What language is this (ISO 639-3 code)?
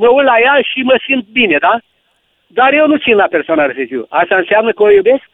ron